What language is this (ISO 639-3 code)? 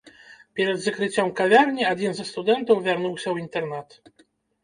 bel